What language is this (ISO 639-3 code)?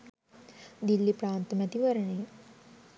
sin